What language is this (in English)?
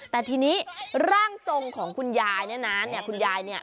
Thai